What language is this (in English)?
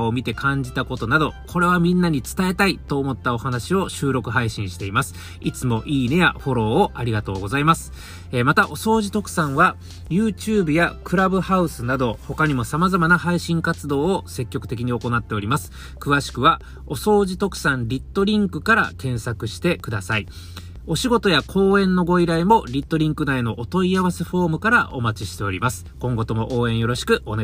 Japanese